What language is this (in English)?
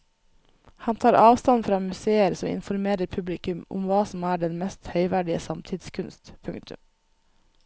Norwegian